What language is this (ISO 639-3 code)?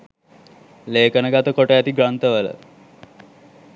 sin